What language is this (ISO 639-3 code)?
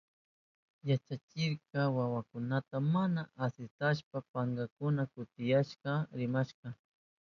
qup